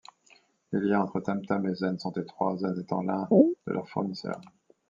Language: French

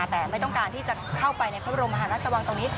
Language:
Thai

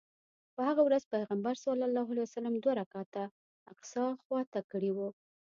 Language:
Pashto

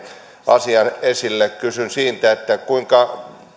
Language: Finnish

